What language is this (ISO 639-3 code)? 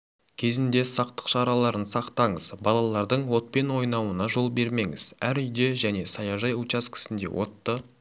kaz